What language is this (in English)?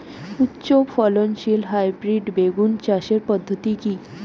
Bangla